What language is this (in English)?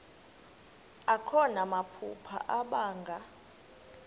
Xhosa